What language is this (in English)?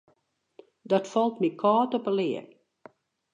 Western Frisian